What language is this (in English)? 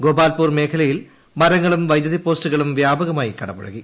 Malayalam